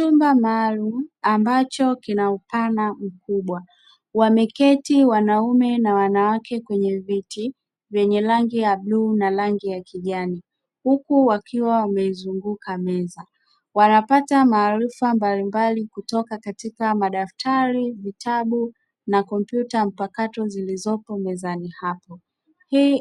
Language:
Swahili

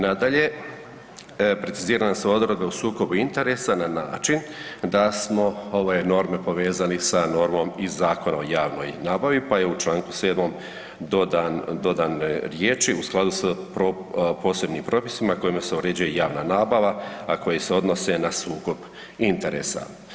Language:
Croatian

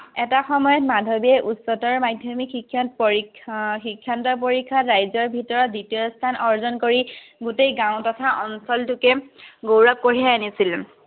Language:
Assamese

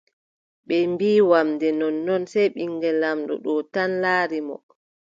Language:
Adamawa Fulfulde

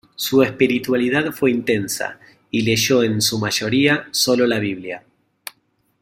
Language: Spanish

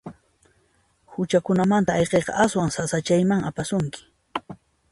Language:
Puno Quechua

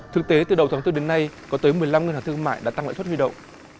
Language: Vietnamese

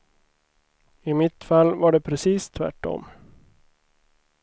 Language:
Swedish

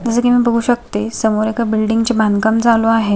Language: Marathi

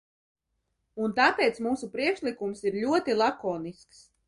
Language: Latvian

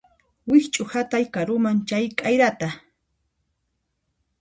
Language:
Puno Quechua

